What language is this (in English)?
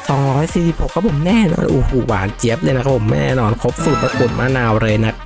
Thai